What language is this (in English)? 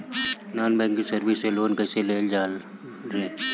Bhojpuri